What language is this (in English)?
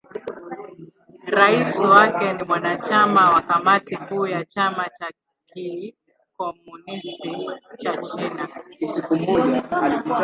Swahili